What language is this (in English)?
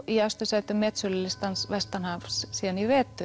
Icelandic